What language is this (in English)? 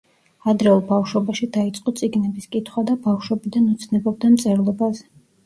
Georgian